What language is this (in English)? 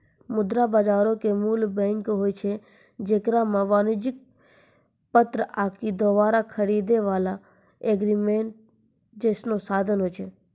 Maithili